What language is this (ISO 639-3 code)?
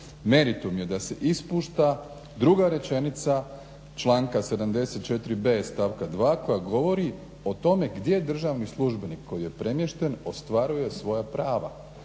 hrv